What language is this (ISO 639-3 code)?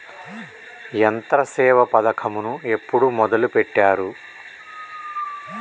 tel